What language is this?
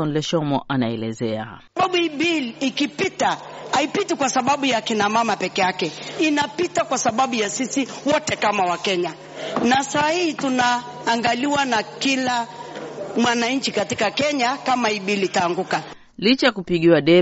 Swahili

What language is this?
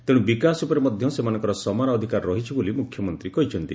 Odia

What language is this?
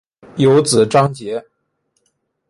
Chinese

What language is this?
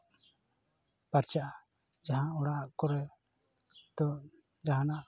Santali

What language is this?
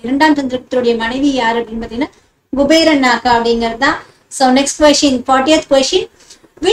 Indonesian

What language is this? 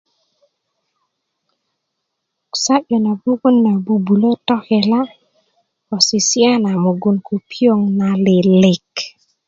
Kuku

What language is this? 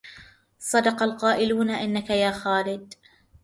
Arabic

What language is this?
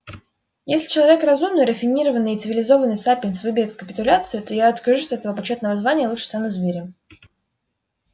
Russian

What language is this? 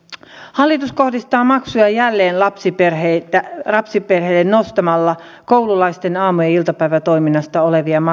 Finnish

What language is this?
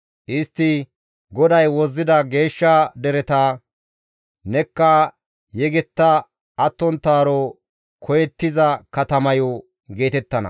Gamo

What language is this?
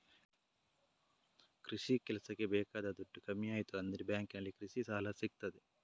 Kannada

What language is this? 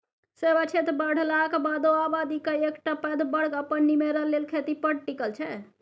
Maithili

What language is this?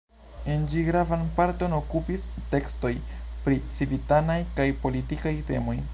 Esperanto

